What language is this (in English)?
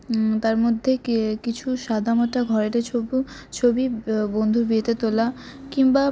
Bangla